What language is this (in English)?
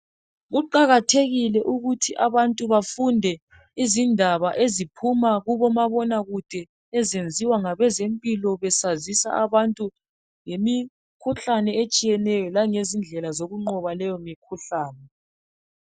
North Ndebele